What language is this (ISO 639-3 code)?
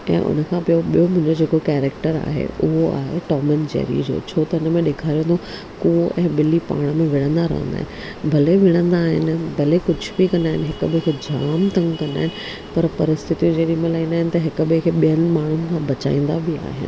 snd